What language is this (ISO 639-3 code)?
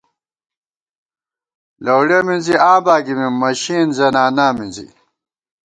gwt